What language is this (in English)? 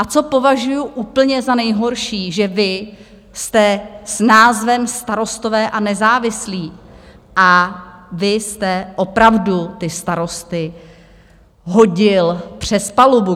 Czech